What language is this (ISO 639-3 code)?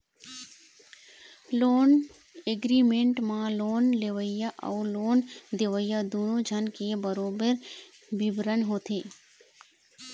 hne